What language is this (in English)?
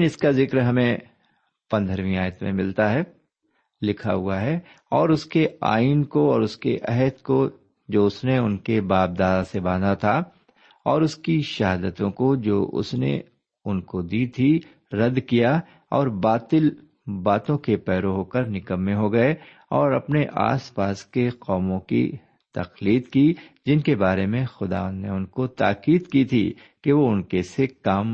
Urdu